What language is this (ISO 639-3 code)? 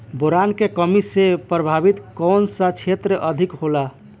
bho